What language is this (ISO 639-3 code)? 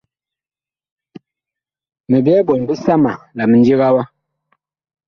bkh